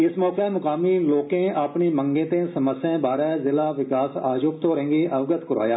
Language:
Dogri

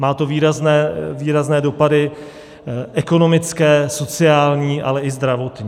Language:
Czech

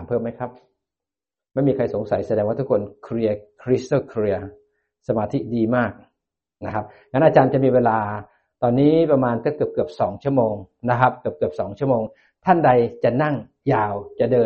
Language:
Thai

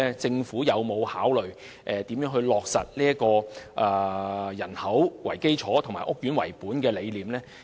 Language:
Cantonese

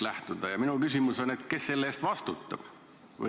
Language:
Estonian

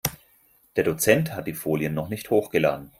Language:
German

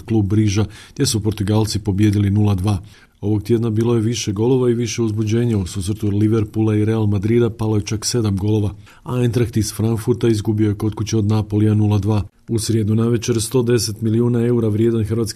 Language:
Croatian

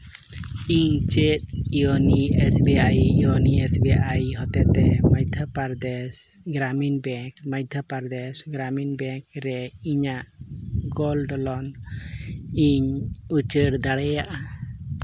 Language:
Santali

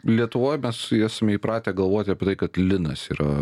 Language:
Lithuanian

